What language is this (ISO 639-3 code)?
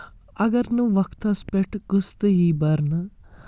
kas